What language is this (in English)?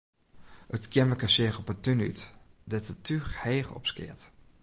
Western Frisian